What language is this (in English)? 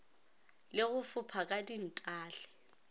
Northern Sotho